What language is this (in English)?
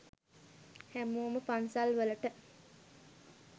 Sinhala